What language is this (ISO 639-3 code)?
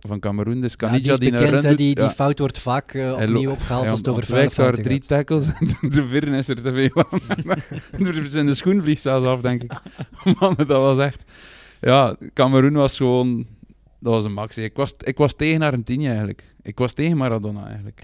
nld